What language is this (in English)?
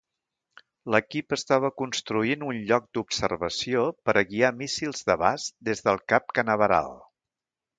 Catalan